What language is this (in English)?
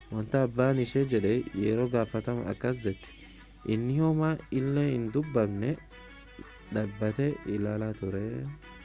Oromo